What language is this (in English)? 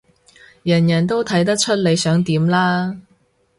Cantonese